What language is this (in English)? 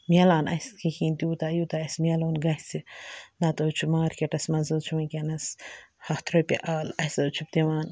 Kashmiri